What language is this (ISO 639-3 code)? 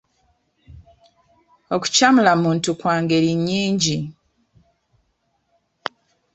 lug